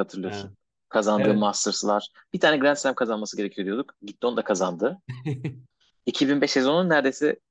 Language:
Turkish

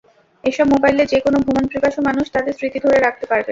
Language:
Bangla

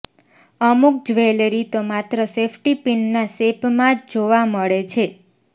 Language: Gujarati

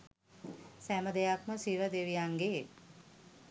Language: Sinhala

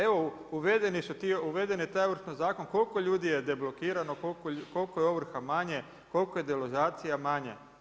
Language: Croatian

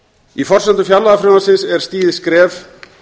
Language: Icelandic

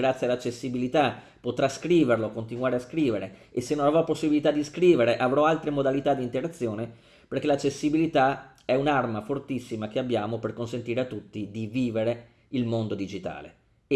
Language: Italian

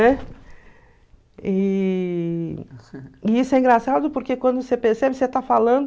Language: Portuguese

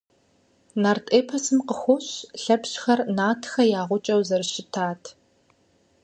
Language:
Kabardian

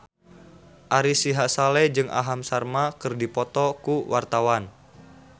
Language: Sundanese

